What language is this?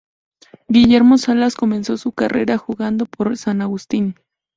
Spanish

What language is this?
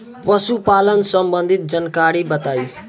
Bhojpuri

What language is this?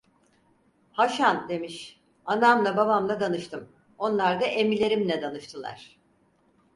Turkish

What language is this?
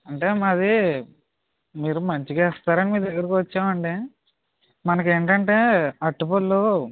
Telugu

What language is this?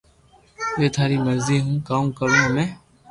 Loarki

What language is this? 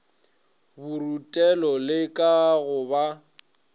Northern Sotho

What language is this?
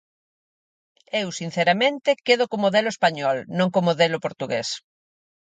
Galician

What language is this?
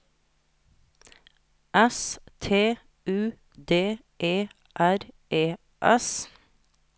Norwegian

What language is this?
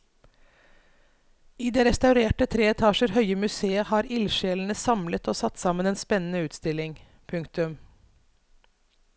Norwegian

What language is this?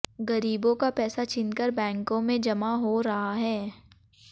Hindi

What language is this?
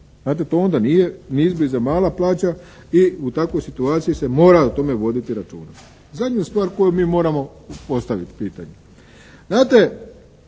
Croatian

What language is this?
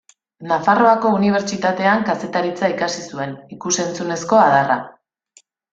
Basque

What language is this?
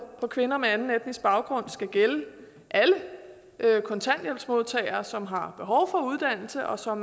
Danish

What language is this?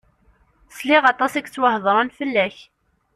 Kabyle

